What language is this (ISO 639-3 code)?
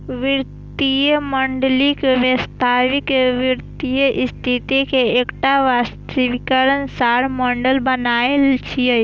mai